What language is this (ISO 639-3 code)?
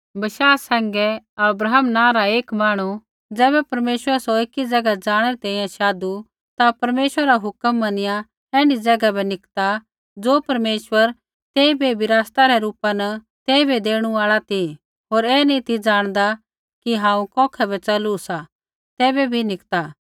kfx